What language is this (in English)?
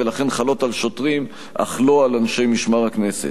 Hebrew